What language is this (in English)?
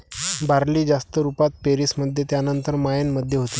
Marathi